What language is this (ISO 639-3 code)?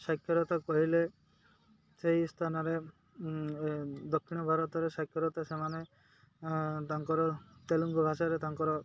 ori